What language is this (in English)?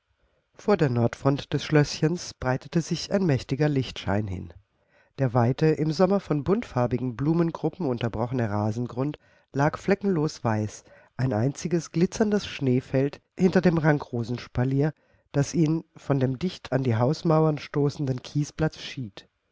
German